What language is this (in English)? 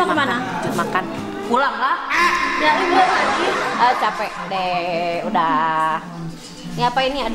Indonesian